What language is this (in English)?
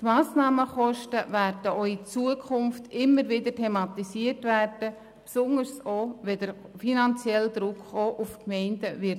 Swiss German